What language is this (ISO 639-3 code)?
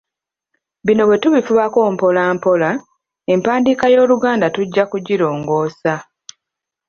lug